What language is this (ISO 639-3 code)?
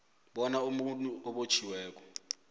nbl